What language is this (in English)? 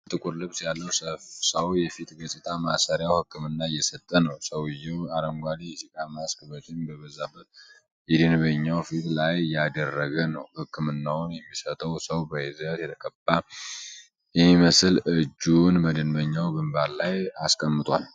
Amharic